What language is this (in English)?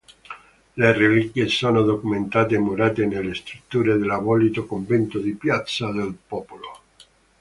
Italian